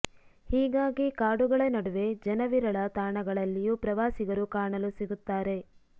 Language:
Kannada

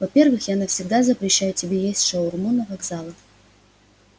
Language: Russian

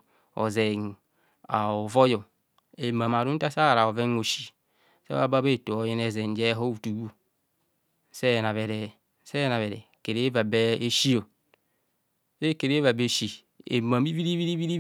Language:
Kohumono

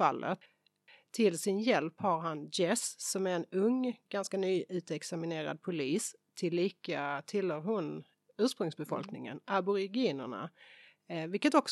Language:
Swedish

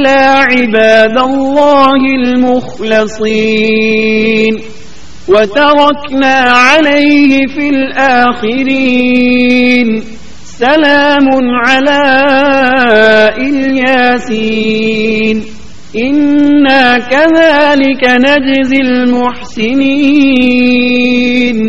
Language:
Urdu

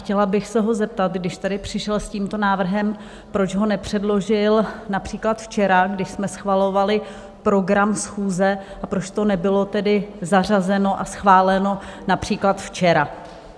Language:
Czech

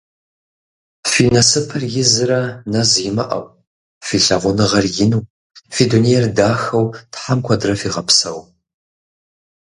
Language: Kabardian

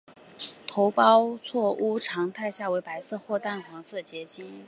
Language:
Chinese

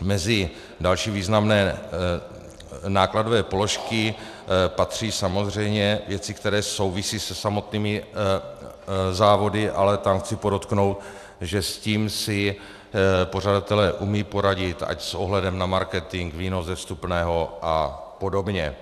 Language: Czech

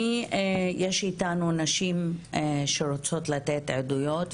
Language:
Hebrew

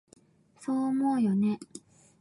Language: Japanese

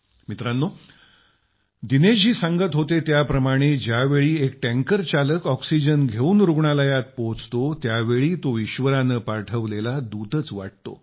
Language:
Marathi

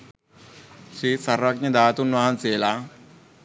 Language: Sinhala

